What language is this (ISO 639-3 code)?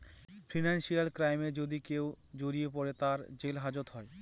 ben